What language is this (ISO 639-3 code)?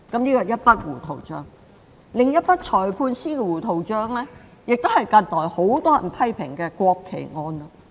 yue